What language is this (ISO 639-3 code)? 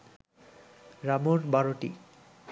ben